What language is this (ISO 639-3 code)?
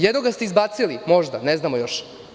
srp